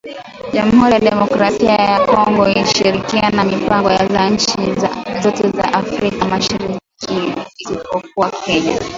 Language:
Swahili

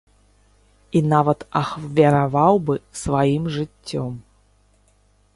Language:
Belarusian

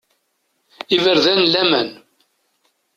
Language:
Kabyle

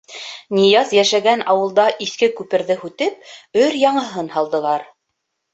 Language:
Bashkir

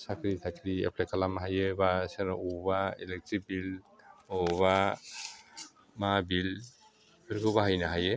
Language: Bodo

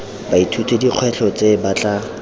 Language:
Tswana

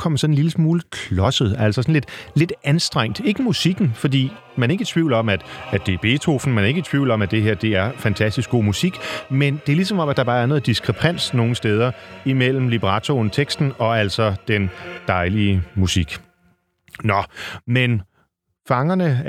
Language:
Danish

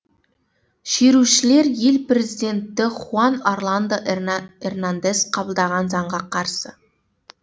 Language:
Kazakh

